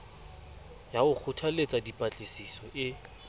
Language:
Southern Sotho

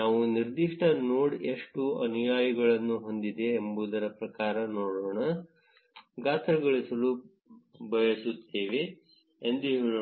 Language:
Kannada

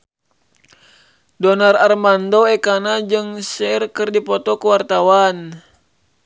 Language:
Sundanese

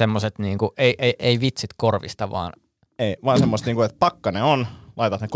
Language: Finnish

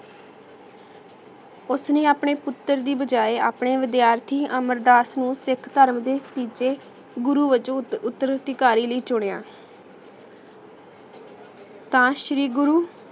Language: Punjabi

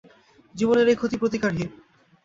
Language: Bangla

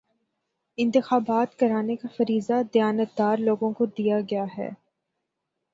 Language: Urdu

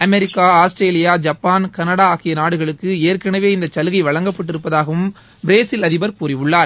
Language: Tamil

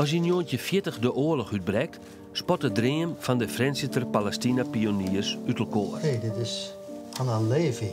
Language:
Dutch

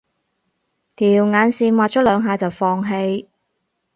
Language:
Cantonese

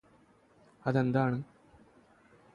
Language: Malayalam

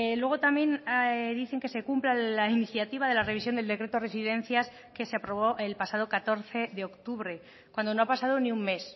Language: Spanish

